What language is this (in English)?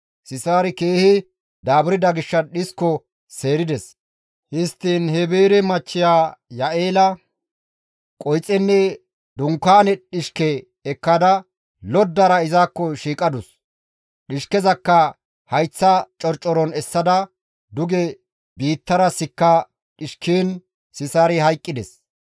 Gamo